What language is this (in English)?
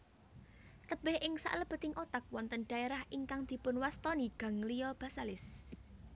Javanese